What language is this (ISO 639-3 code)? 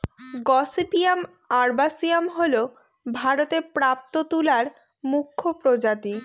ben